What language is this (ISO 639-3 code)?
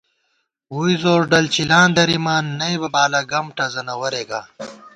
gwt